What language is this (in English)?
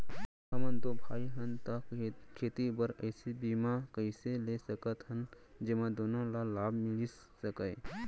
Chhattisgarhi